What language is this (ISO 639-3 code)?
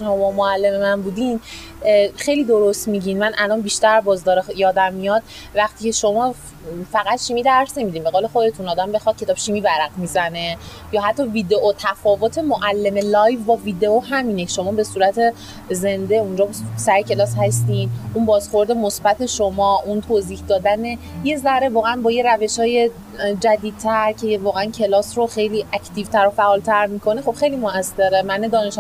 fas